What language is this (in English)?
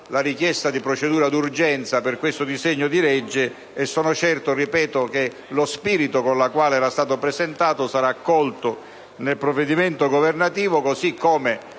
Italian